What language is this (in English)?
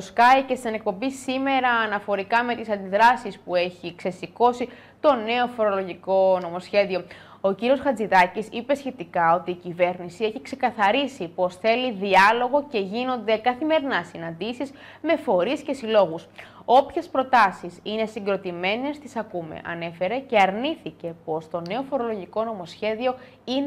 Greek